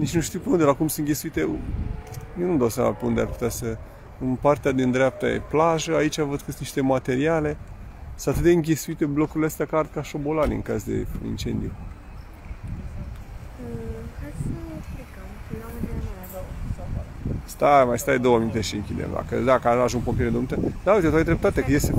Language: Romanian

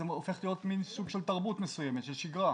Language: Hebrew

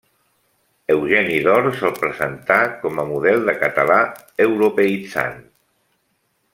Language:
Catalan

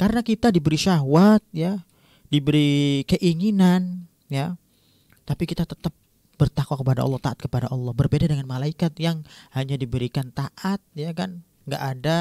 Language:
Indonesian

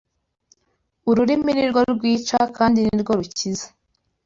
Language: Kinyarwanda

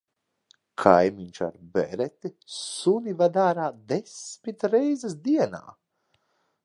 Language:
Latvian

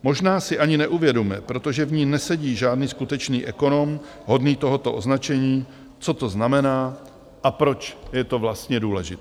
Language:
Czech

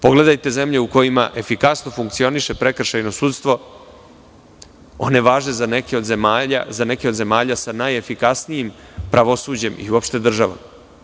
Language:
Serbian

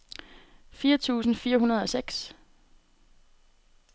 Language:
Danish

